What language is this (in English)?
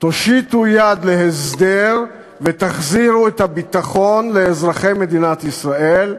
Hebrew